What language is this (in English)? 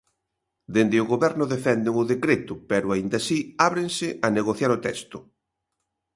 Galician